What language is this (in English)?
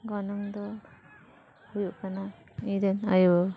Santali